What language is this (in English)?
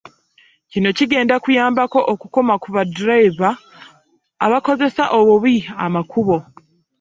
Ganda